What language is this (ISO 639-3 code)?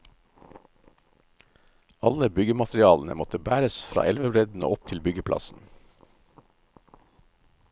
nor